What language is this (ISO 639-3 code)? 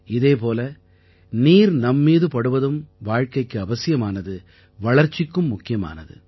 tam